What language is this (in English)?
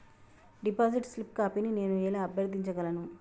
Telugu